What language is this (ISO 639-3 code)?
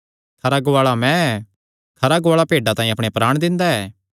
xnr